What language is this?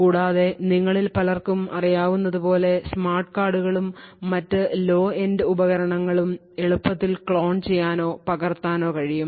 Malayalam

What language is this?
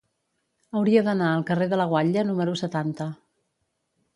Catalan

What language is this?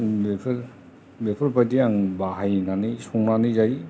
Bodo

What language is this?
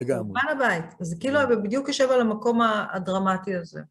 Hebrew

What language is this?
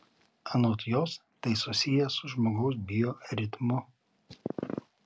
Lithuanian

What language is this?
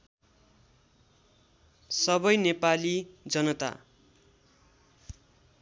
Nepali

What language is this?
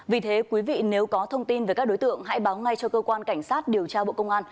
Vietnamese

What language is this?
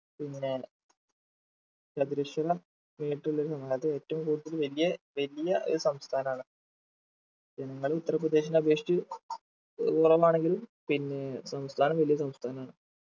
Malayalam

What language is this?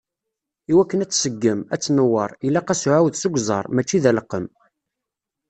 Kabyle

